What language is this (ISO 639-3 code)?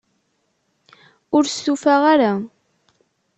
kab